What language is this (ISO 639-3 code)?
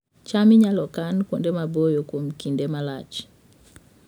luo